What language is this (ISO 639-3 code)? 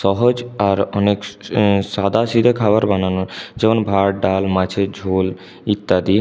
ben